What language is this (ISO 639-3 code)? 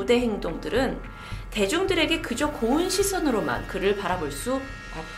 kor